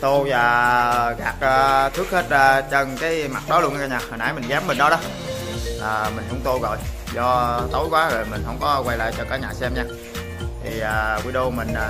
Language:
Vietnamese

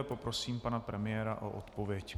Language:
Czech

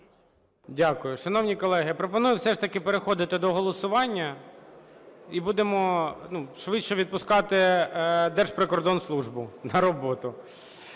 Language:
Ukrainian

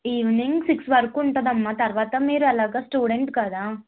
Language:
Telugu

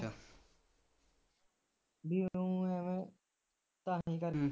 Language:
Punjabi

